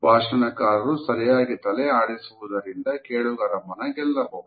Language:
Kannada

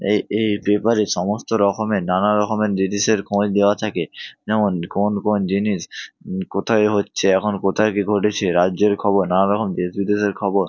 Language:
Bangla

